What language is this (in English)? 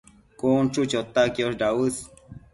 Matsés